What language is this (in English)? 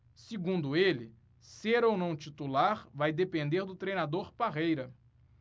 Portuguese